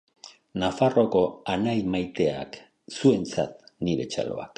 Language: Basque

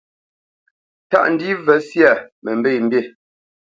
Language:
Bamenyam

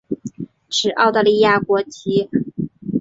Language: Chinese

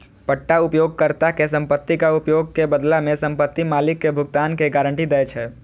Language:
Maithili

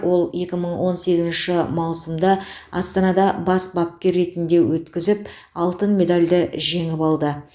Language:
Kazakh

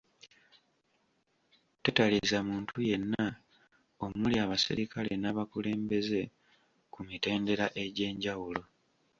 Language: Ganda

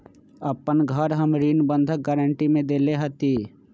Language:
Magahi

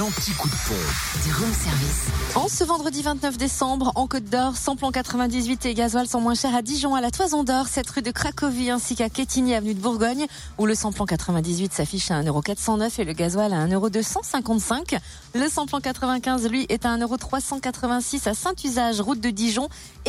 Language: French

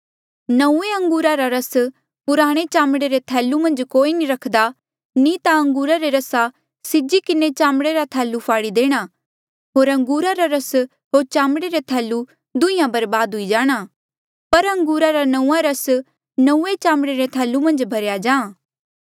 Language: Mandeali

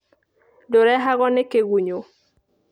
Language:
Kikuyu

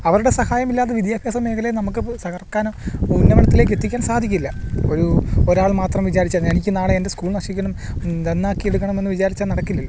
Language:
Malayalam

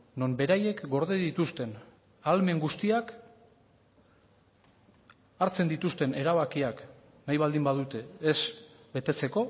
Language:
Basque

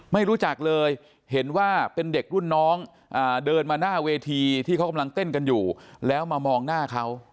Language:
Thai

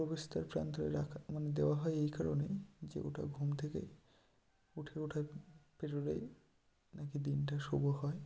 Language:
Bangla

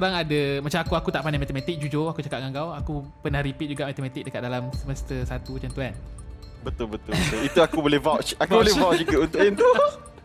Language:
Malay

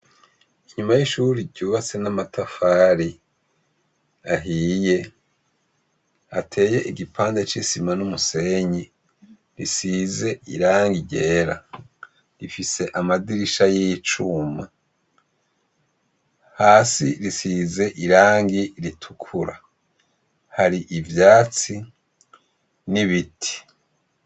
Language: Rundi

